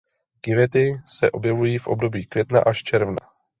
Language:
Czech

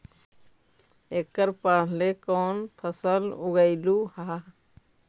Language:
Magahi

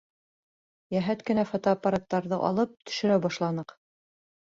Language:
Bashkir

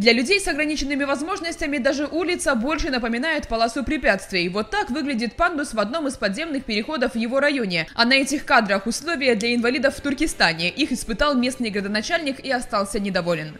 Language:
Russian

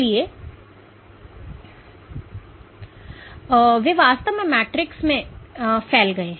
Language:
Hindi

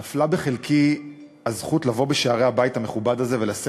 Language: Hebrew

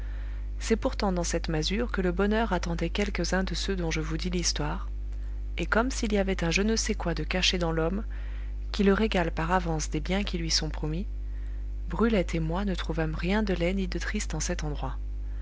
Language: French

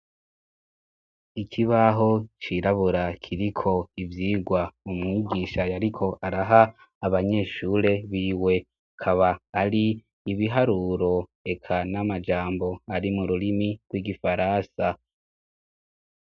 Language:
Rundi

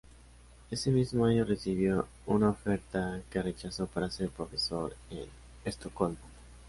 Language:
Spanish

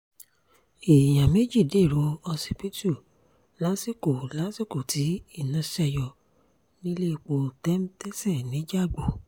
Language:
Yoruba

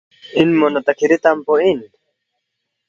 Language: Balti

